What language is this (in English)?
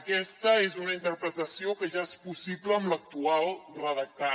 Catalan